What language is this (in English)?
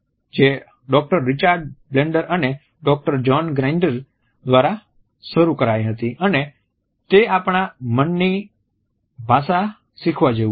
Gujarati